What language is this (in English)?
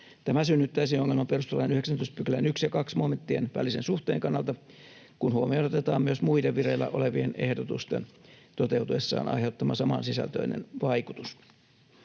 Finnish